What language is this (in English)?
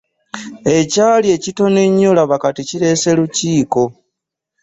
Ganda